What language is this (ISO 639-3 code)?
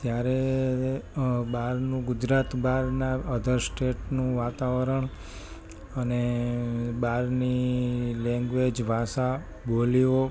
guj